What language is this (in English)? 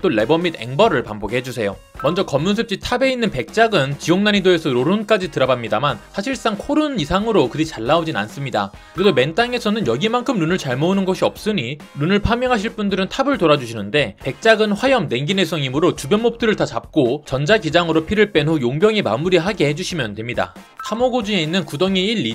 Korean